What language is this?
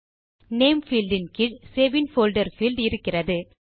Tamil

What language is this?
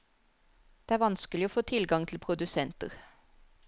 Norwegian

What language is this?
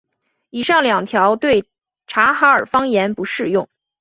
Chinese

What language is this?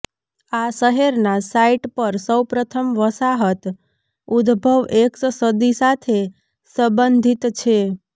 Gujarati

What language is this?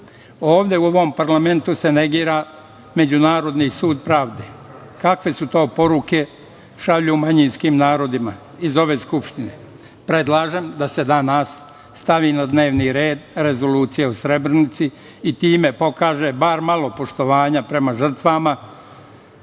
Serbian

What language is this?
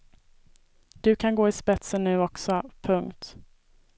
Swedish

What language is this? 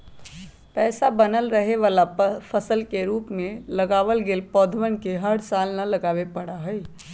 Magahi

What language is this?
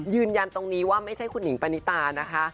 Thai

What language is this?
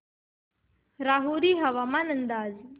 Marathi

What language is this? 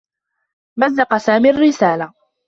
Arabic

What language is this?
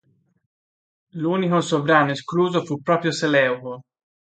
Italian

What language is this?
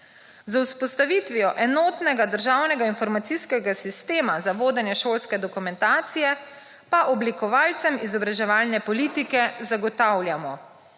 Slovenian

